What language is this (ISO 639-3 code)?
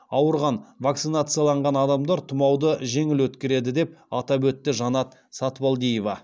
kaz